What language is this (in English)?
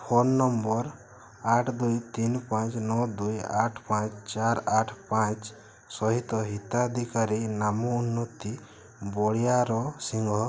Odia